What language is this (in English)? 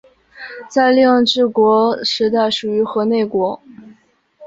Chinese